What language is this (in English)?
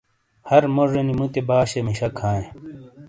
Shina